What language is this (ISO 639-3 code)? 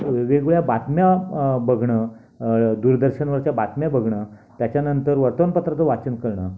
mar